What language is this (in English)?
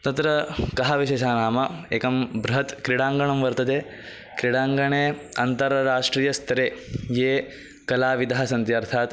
Sanskrit